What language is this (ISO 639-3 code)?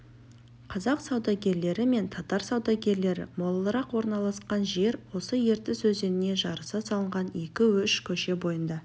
kaz